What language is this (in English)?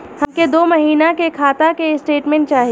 Bhojpuri